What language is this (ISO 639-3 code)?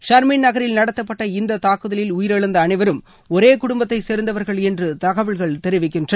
tam